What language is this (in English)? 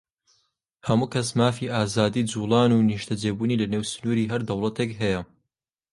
Central Kurdish